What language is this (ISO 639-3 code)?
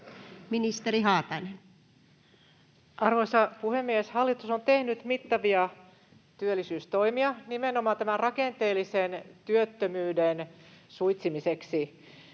fin